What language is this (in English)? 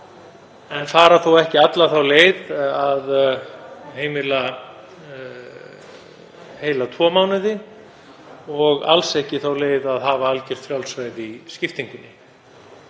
Icelandic